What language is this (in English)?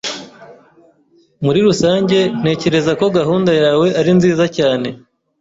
Kinyarwanda